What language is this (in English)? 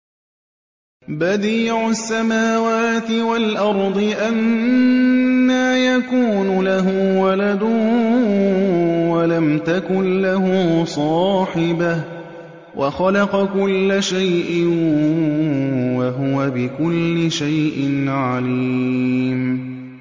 Arabic